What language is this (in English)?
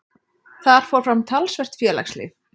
Icelandic